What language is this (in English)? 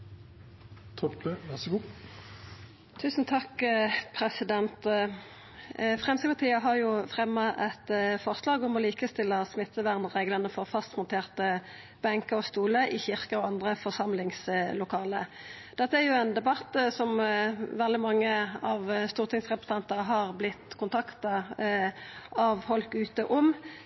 Norwegian